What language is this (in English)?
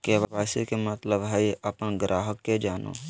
Magahi